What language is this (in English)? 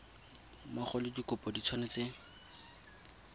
Tswana